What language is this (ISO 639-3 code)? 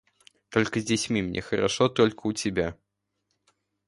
rus